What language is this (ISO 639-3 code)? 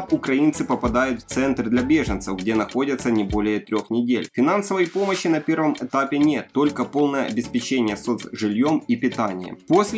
rus